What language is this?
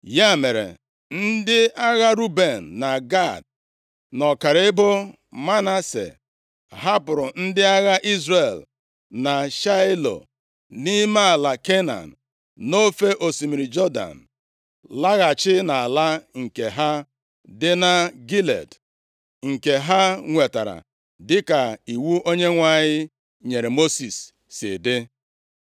Igbo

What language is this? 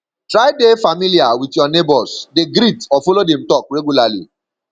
Nigerian Pidgin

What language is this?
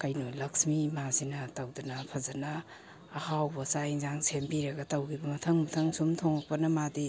Manipuri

